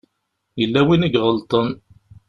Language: Kabyle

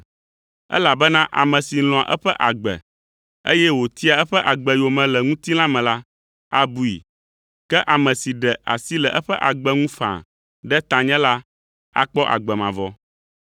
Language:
Ewe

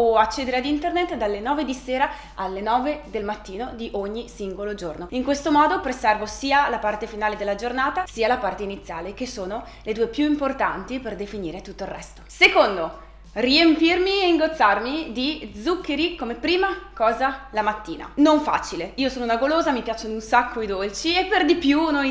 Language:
Italian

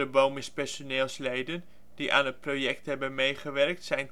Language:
Dutch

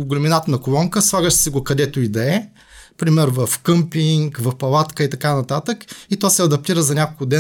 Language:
Bulgarian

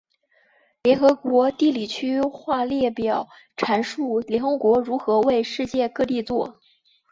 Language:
Chinese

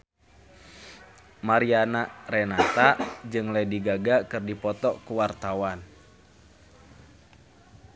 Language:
Sundanese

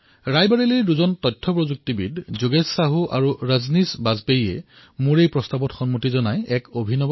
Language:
Assamese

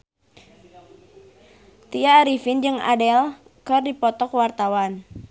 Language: Sundanese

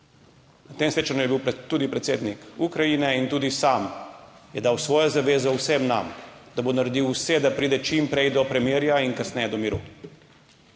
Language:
Slovenian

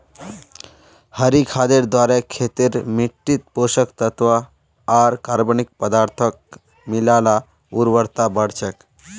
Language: Magahi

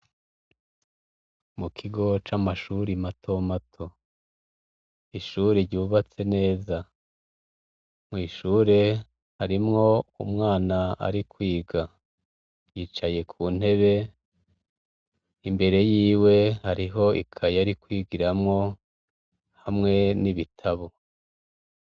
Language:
Rundi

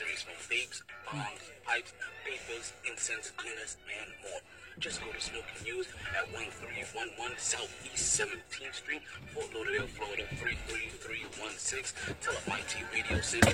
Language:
English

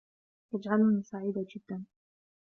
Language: Arabic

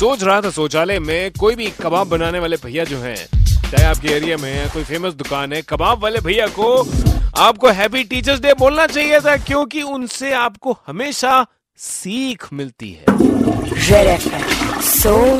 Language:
Hindi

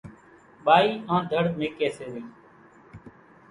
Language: Kachi Koli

